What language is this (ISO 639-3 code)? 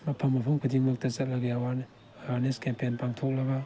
mni